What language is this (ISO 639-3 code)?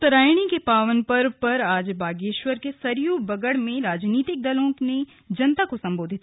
hin